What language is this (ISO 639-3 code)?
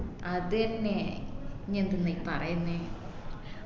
mal